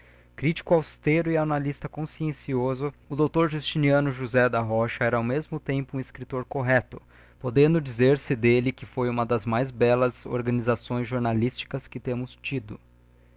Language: Portuguese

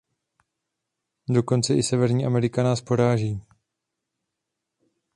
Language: Czech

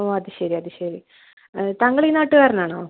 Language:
Malayalam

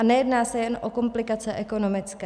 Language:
Czech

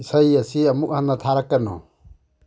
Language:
Manipuri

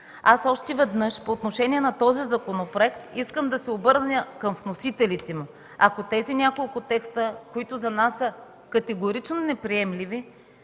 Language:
Bulgarian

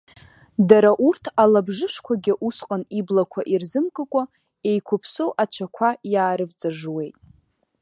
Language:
Abkhazian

